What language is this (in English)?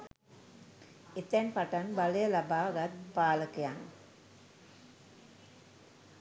Sinhala